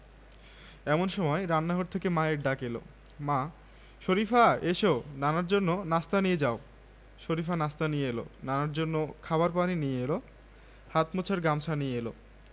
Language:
Bangla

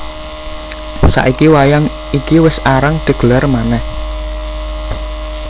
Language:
Javanese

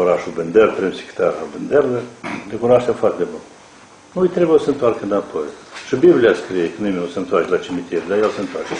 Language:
Romanian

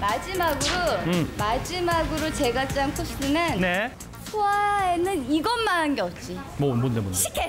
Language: Korean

